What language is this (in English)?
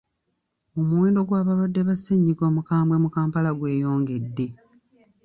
Ganda